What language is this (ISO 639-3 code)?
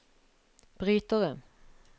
nor